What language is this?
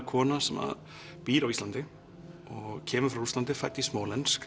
Icelandic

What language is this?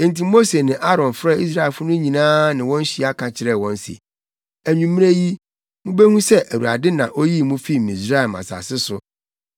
Akan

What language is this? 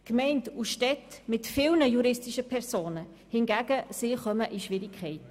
Swiss German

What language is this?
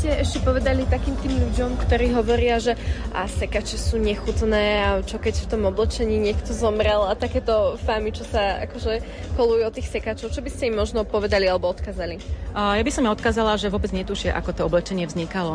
Slovak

